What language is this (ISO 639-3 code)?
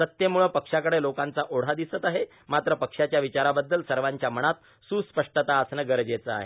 mar